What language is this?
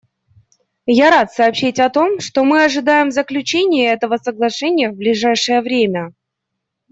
Russian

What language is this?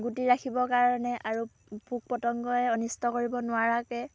Assamese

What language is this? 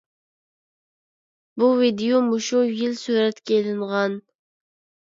Uyghur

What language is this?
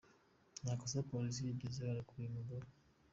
Kinyarwanda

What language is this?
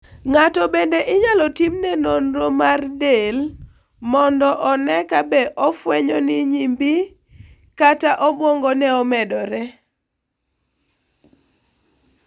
Luo (Kenya and Tanzania)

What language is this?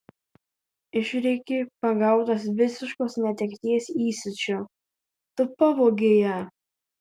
Lithuanian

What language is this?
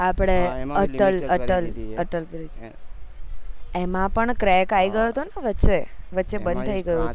Gujarati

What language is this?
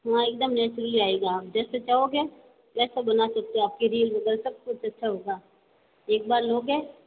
Hindi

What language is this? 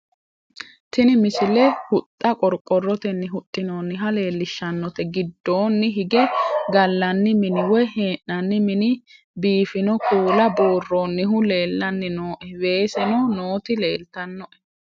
Sidamo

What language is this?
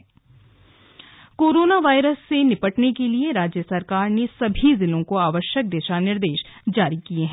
Hindi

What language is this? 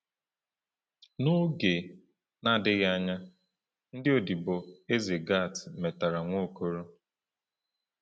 Igbo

